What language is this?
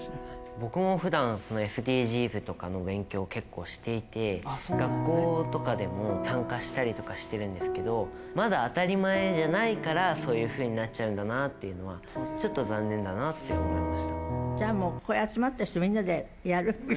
Japanese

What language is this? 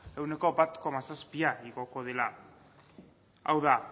Basque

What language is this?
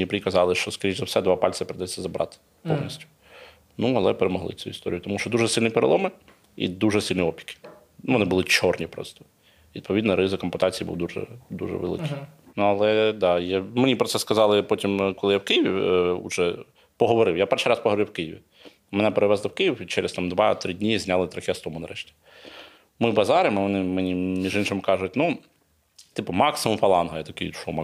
Ukrainian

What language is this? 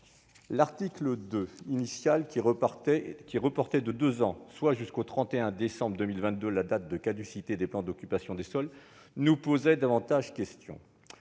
French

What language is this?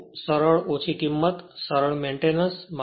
Gujarati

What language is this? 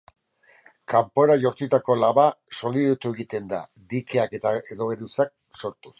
Basque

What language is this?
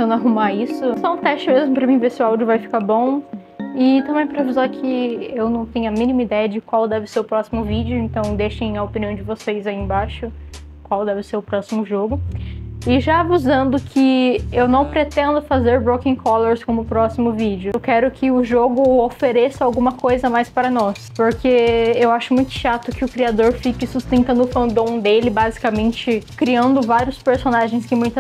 Portuguese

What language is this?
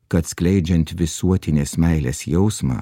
Lithuanian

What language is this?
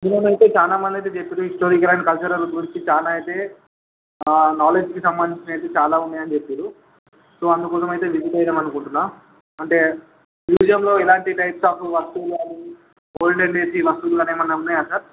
Telugu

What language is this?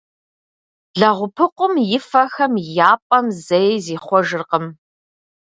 Kabardian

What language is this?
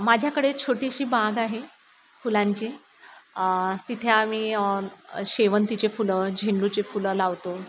Marathi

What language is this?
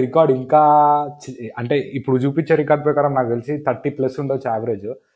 Telugu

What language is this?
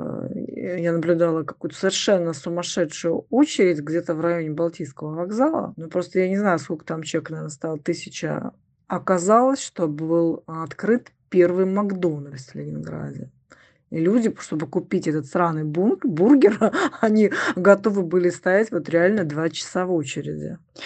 Russian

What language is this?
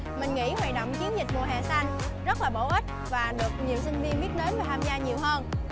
Vietnamese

